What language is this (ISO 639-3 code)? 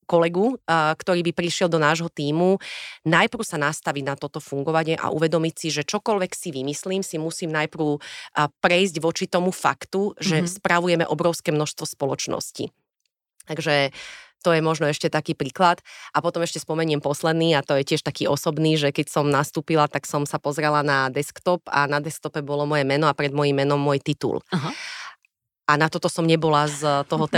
slk